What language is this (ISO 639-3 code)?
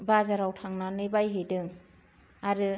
brx